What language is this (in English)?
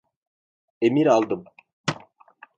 Turkish